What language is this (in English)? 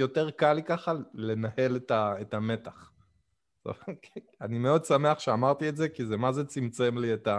Hebrew